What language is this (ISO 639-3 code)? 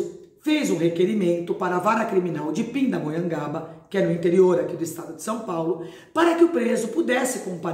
por